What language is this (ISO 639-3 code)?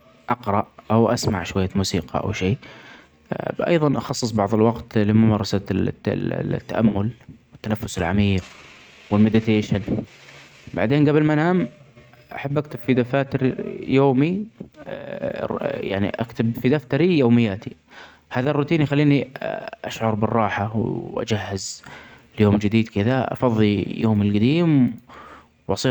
acx